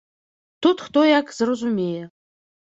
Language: Belarusian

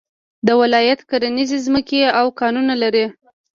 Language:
Pashto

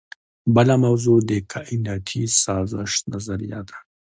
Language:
Pashto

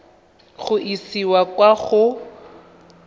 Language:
Tswana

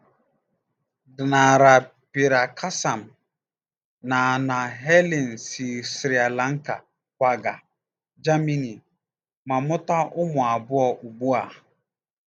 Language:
Igbo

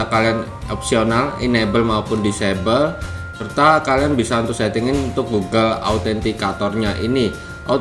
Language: Indonesian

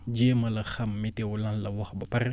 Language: Wolof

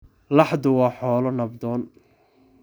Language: Somali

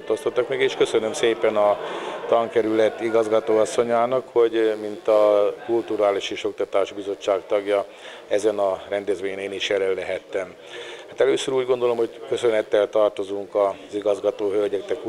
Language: Hungarian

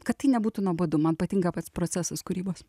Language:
Lithuanian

